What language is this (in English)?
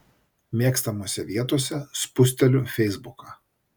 Lithuanian